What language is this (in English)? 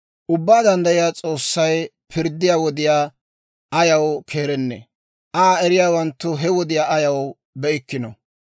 Dawro